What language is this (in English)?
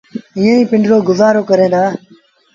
Sindhi Bhil